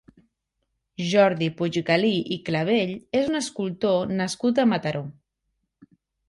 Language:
Catalan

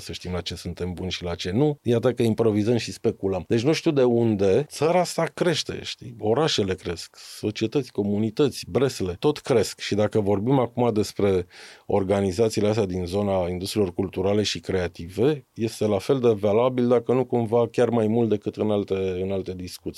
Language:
Romanian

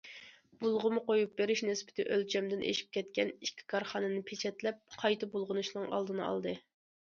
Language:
Uyghur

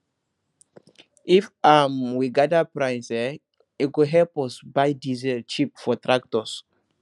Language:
Nigerian Pidgin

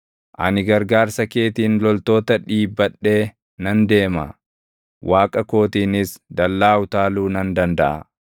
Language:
Oromo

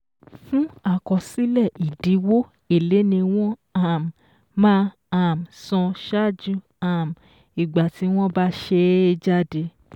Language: Yoruba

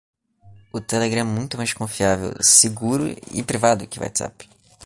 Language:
Portuguese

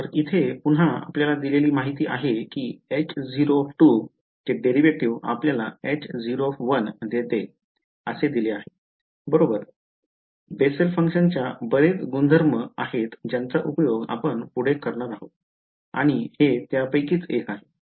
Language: Marathi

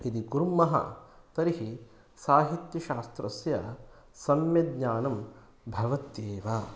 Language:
Sanskrit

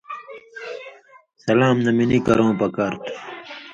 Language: Indus Kohistani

